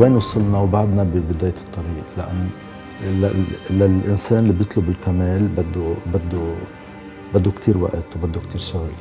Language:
Arabic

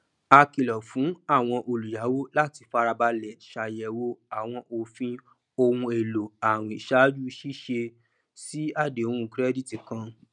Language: Yoruba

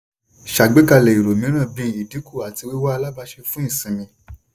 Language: Yoruba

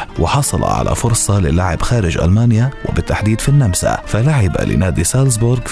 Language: Arabic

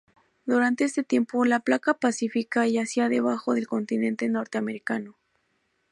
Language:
Spanish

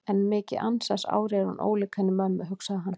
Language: Icelandic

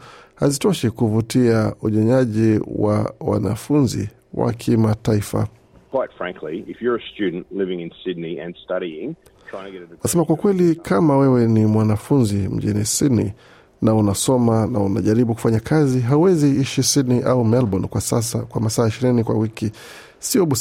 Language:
Swahili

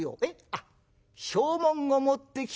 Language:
Japanese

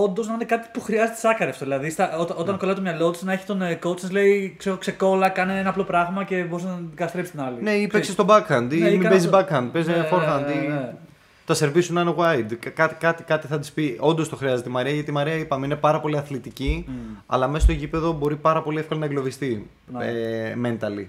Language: Greek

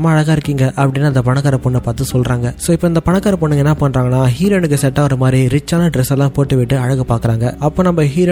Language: Tamil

